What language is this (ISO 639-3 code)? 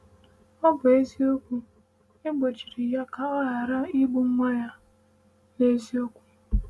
ibo